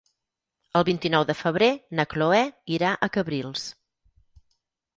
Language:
Catalan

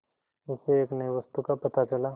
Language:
Hindi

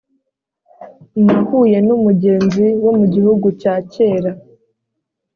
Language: Kinyarwanda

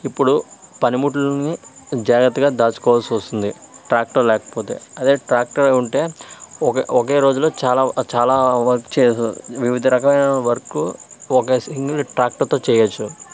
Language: Telugu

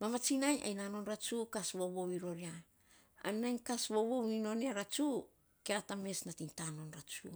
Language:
Saposa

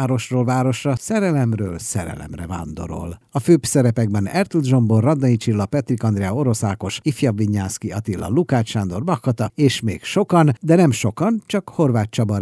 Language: Hungarian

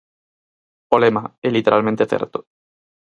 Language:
Galician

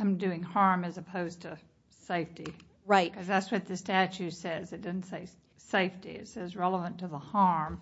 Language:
English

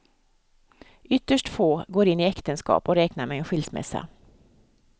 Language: Swedish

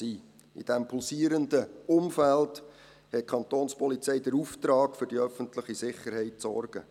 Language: Swiss German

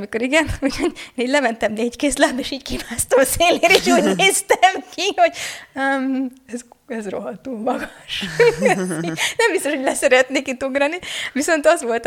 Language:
Hungarian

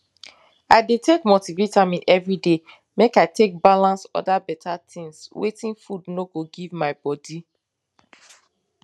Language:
Nigerian Pidgin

